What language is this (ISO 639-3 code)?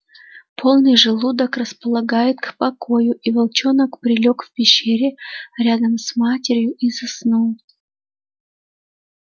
rus